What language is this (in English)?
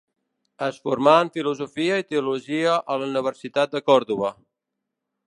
Catalan